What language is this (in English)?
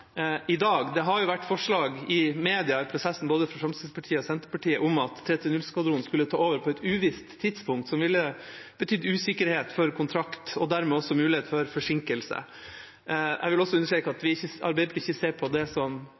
Norwegian Bokmål